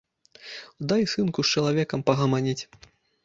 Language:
Belarusian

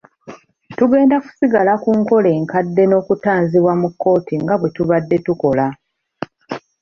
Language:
Ganda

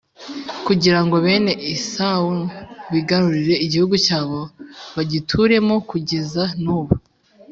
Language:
Kinyarwanda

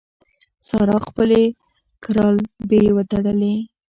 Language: Pashto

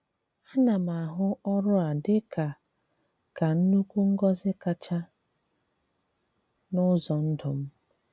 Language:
Igbo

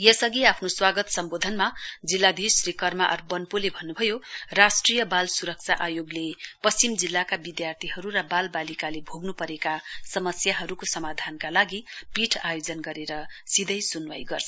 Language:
Nepali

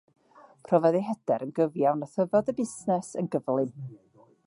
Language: Welsh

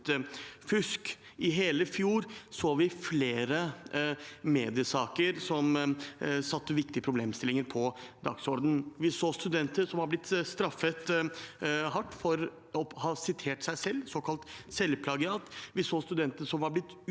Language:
Norwegian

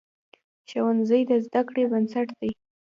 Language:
Pashto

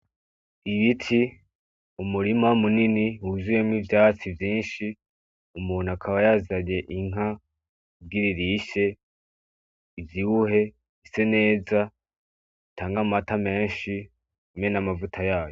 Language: Rundi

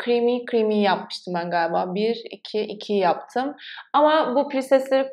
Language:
Turkish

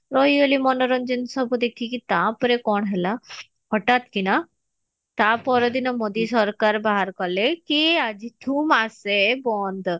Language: Odia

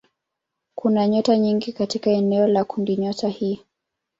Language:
Swahili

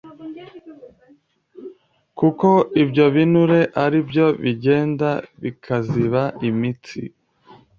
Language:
Kinyarwanda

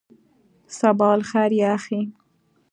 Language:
Pashto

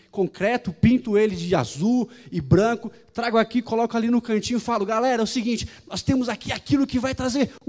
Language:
Portuguese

